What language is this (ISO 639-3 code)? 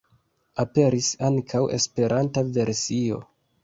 epo